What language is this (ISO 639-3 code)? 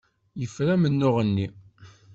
kab